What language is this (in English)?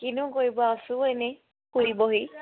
Assamese